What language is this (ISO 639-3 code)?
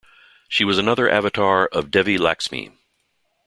eng